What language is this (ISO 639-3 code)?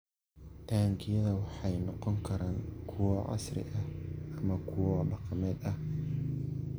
som